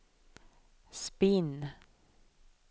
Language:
Swedish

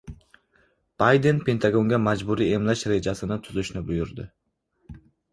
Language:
Uzbek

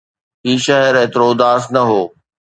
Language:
Sindhi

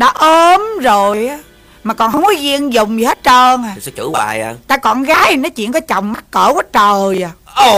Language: Vietnamese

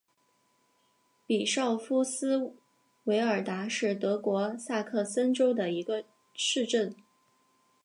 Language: Chinese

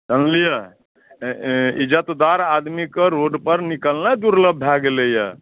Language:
Maithili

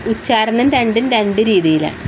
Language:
Malayalam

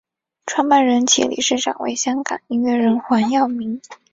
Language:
Chinese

